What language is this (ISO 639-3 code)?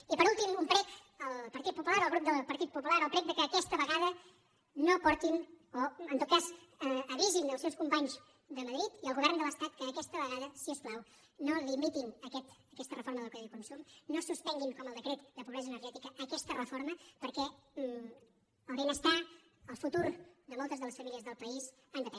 cat